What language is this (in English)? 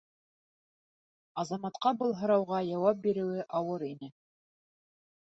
Bashkir